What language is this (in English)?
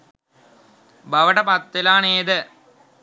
Sinhala